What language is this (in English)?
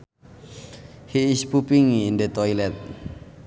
Sundanese